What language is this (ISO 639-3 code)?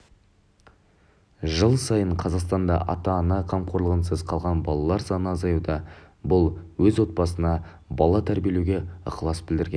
kaz